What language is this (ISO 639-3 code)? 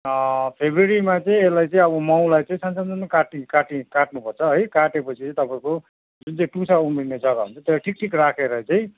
nep